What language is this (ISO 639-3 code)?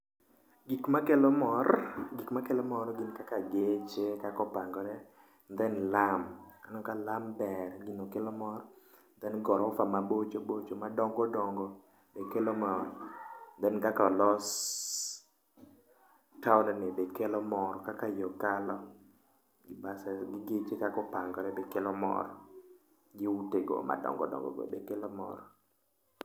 luo